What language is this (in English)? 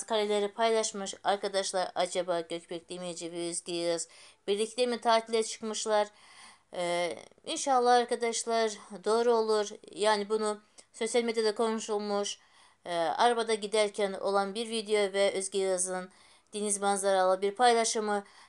Turkish